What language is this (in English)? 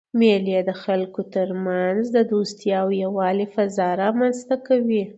Pashto